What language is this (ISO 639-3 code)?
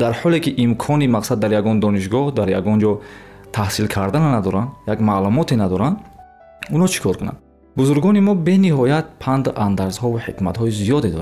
fas